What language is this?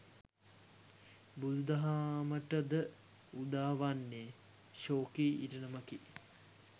Sinhala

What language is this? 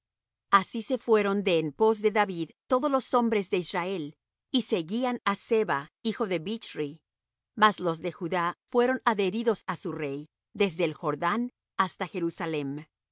Spanish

